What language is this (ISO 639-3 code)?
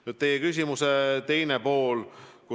est